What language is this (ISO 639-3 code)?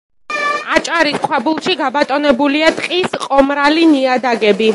kat